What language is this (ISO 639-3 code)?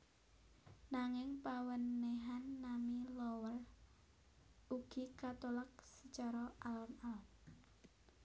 jav